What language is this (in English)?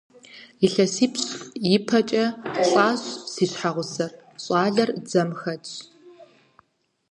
Kabardian